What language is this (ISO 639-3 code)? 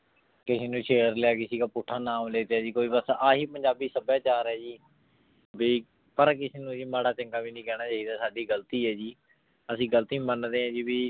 pan